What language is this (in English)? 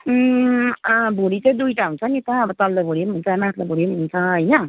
Nepali